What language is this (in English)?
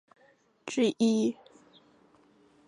Chinese